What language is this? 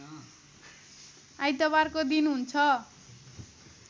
Nepali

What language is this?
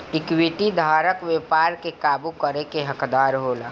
Bhojpuri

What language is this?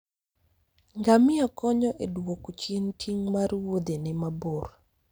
Luo (Kenya and Tanzania)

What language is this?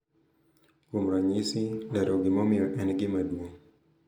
Luo (Kenya and Tanzania)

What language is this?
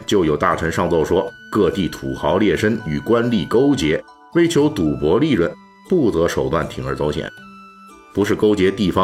Chinese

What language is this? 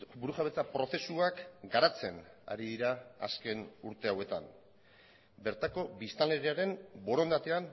Basque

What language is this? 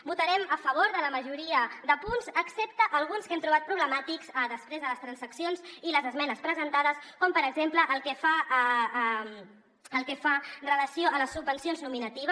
Catalan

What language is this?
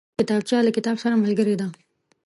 Pashto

